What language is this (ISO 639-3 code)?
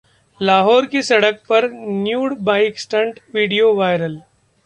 hin